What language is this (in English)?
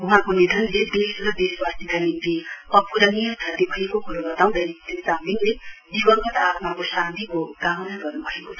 Nepali